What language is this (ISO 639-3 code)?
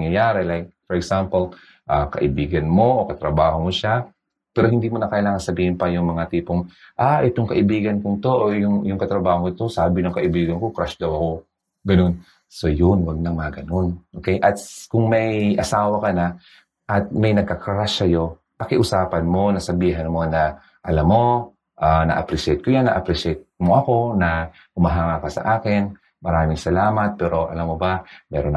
fil